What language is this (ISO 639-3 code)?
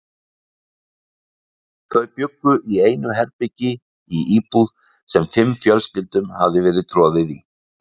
isl